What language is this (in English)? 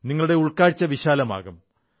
Malayalam